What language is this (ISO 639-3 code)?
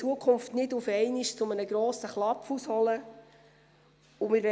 gsw